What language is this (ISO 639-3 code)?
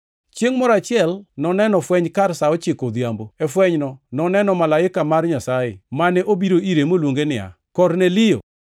luo